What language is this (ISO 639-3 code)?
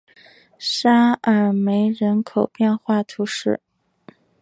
zho